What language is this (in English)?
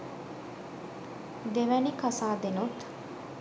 Sinhala